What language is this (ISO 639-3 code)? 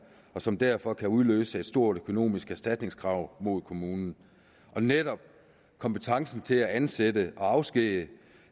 dan